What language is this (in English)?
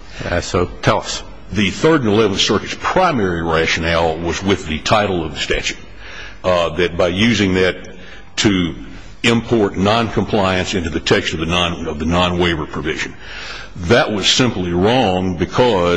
English